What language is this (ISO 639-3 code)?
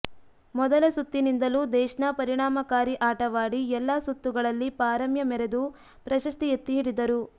kan